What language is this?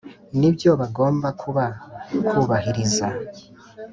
Kinyarwanda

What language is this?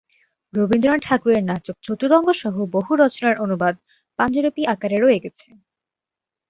Bangla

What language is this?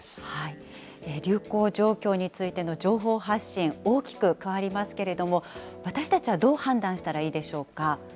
Japanese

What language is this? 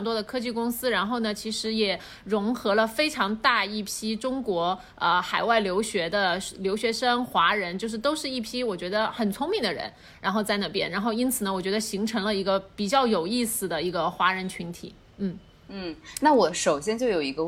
Chinese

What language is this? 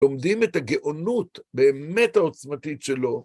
Hebrew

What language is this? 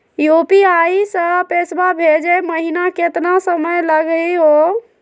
Magahi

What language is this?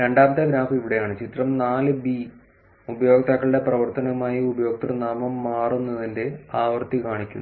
Malayalam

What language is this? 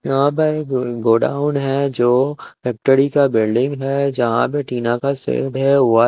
Hindi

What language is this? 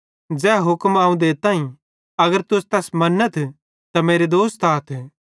Bhadrawahi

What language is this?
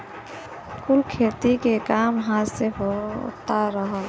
Bhojpuri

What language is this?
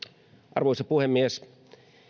Finnish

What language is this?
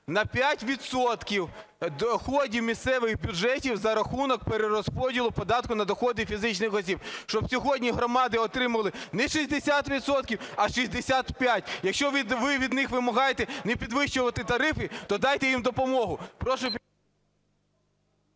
Ukrainian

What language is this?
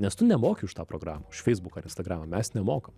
Lithuanian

